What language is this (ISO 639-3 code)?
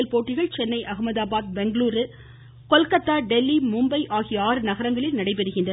tam